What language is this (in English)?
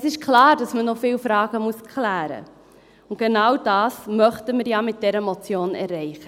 Swiss German